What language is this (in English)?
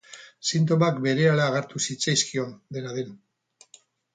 Basque